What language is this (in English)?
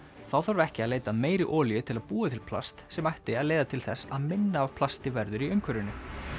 Icelandic